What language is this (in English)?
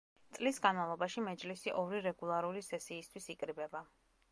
Georgian